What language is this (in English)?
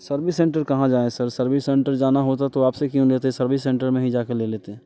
Hindi